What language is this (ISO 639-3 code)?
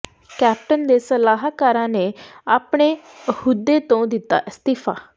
pan